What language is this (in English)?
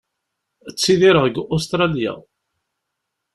Kabyle